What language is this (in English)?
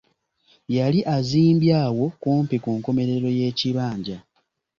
Ganda